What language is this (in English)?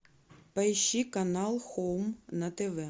Russian